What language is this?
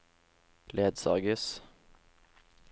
Norwegian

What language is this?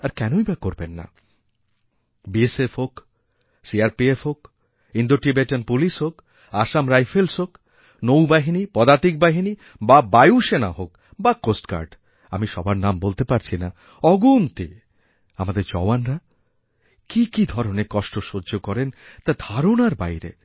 Bangla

